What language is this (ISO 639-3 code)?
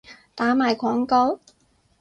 yue